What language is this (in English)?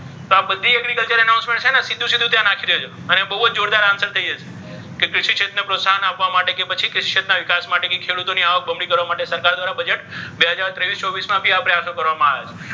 Gujarati